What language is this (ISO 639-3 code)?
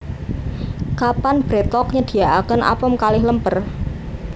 jav